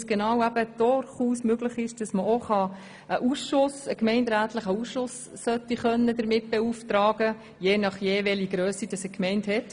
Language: Swiss German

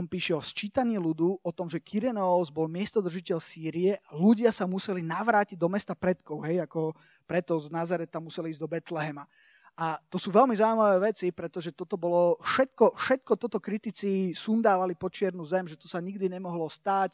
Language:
Slovak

